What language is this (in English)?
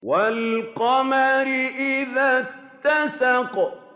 Arabic